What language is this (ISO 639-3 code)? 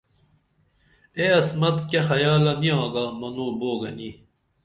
dml